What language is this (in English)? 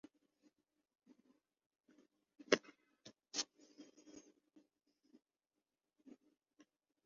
Urdu